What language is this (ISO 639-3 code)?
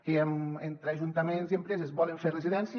cat